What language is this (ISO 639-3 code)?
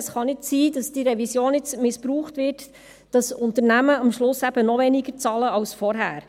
gsw